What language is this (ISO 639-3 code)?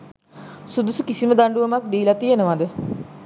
sin